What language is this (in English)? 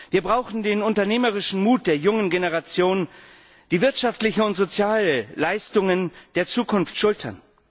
German